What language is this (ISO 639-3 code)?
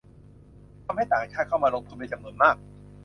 tha